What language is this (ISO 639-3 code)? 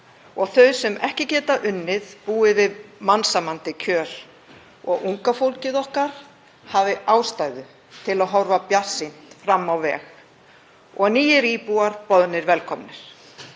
isl